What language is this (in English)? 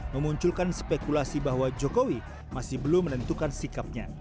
Indonesian